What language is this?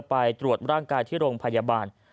Thai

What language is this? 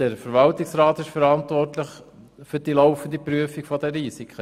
Swiss German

